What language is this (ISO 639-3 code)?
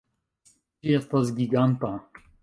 epo